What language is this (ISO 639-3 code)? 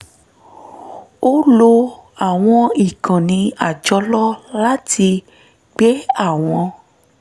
yor